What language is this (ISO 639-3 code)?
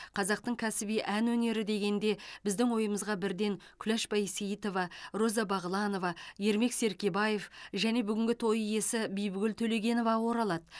kaz